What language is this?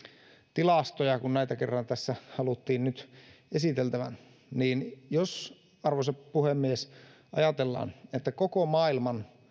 Finnish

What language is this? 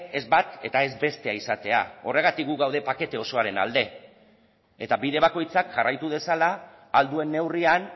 Basque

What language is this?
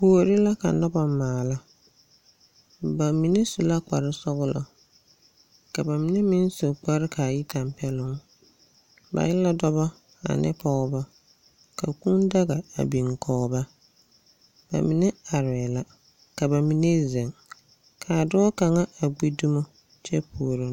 Southern Dagaare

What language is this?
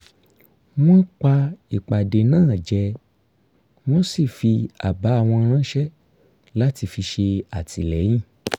Yoruba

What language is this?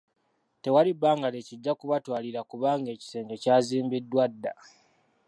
Ganda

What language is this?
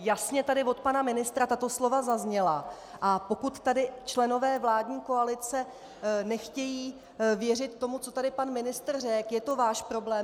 Czech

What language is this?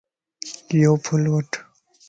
Lasi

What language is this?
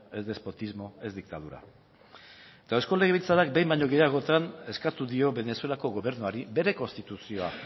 Basque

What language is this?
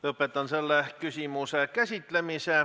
Estonian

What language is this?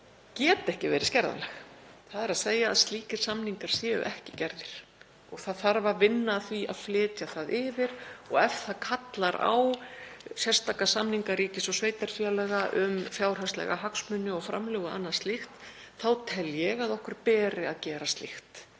Icelandic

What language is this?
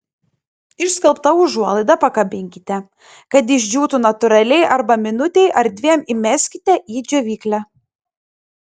Lithuanian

